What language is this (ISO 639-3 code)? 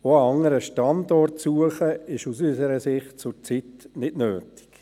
gsw